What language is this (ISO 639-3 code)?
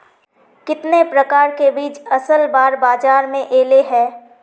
mag